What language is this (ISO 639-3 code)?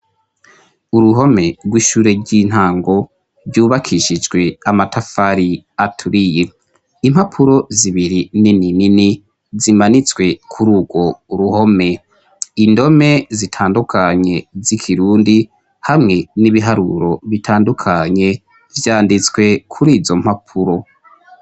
run